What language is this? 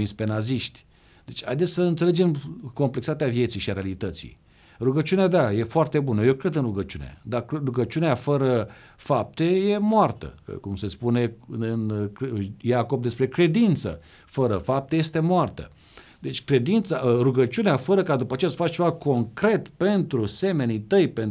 Romanian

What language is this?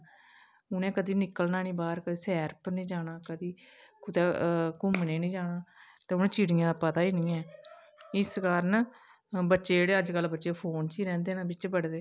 Dogri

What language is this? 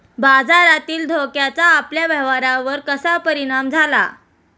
Marathi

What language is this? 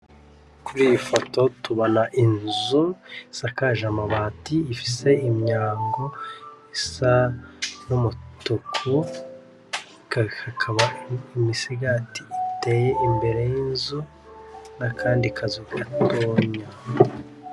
Rundi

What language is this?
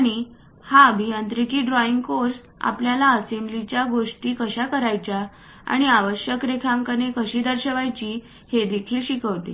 Marathi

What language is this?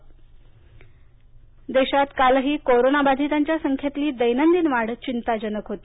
Marathi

